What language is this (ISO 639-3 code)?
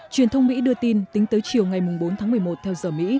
vie